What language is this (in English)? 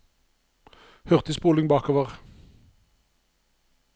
Norwegian